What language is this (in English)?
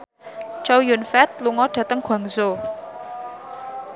Javanese